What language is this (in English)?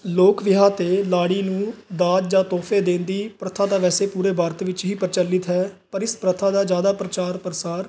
Punjabi